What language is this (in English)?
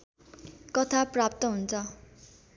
Nepali